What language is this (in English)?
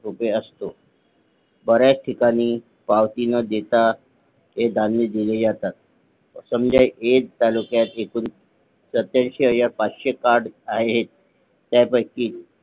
Marathi